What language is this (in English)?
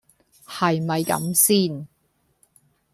Cantonese